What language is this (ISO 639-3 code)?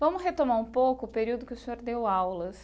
por